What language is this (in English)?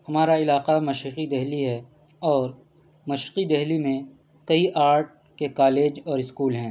Urdu